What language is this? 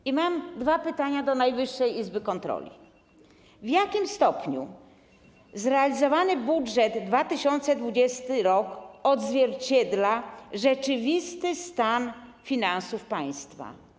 Polish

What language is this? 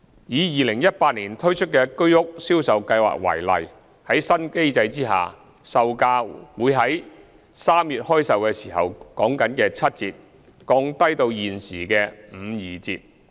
Cantonese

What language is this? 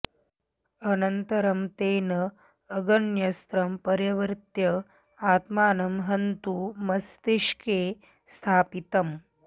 Sanskrit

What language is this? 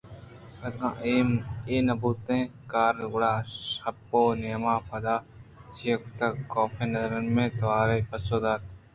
Eastern Balochi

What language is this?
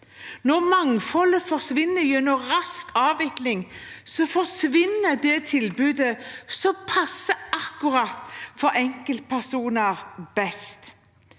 Norwegian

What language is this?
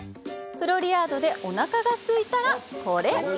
Japanese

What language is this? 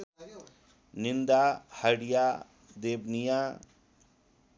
Nepali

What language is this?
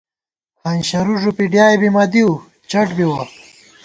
Gawar-Bati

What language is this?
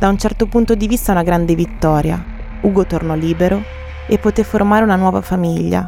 Italian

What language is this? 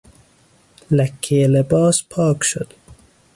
Persian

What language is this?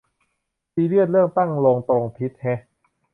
Thai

